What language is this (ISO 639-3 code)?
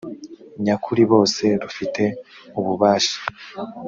kin